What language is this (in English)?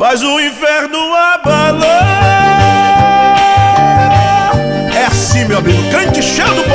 Portuguese